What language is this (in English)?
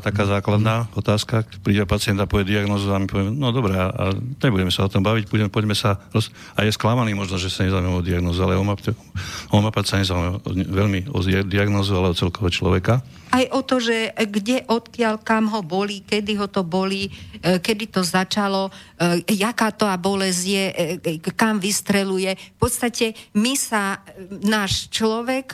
Slovak